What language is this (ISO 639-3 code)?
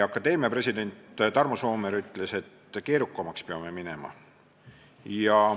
est